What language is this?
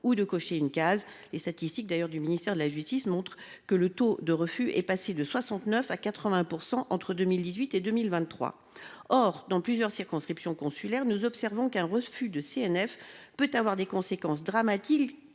French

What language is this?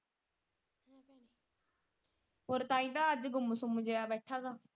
Punjabi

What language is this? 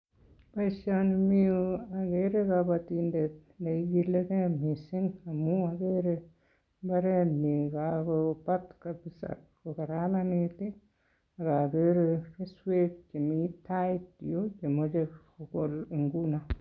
Kalenjin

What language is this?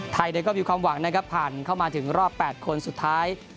Thai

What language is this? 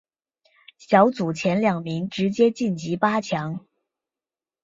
Chinese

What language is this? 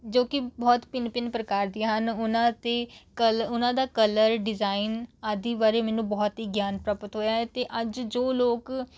Punjabi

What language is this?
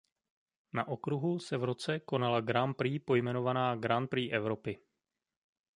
Czech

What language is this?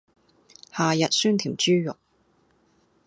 Cantonese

